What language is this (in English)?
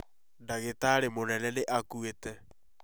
Kikuyu